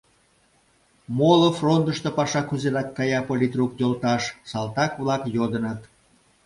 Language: Mari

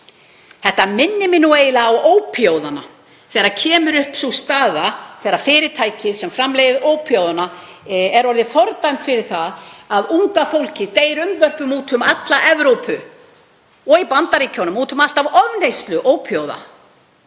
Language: Icelandic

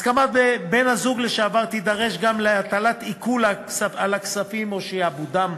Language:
Hebrew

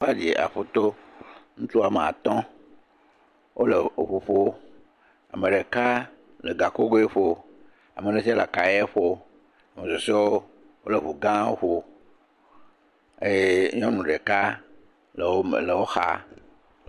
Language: Ewe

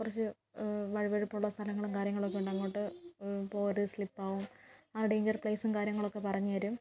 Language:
Malayalam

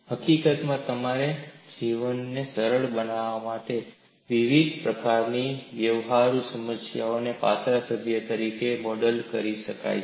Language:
Gujarati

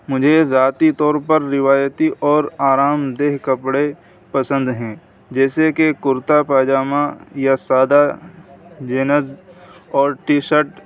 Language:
Urdu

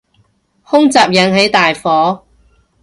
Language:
Cantonese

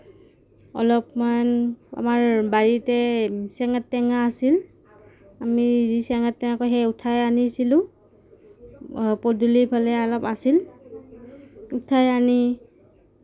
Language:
Assamese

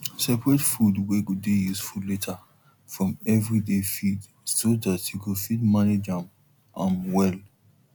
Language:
Nigerian Pidgin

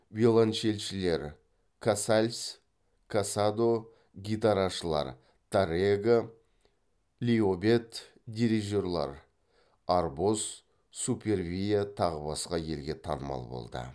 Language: Kazakh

